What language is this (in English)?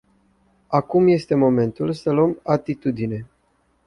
Romanian